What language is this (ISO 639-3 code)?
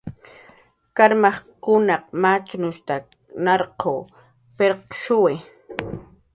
jqr